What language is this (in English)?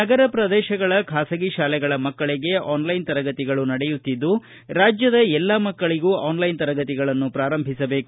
Kannada